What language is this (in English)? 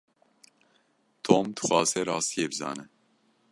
Kurdish